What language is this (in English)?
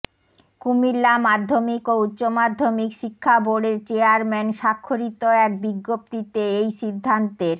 Bangla